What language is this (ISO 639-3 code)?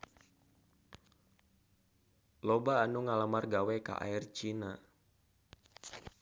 sun